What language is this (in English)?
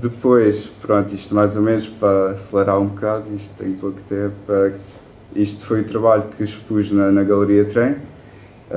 Portuguese